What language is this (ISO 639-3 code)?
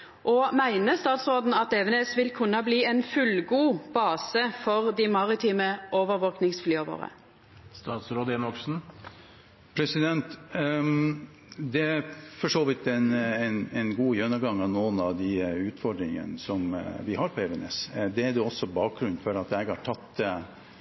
nor